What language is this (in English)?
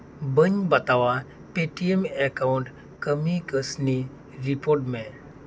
Santali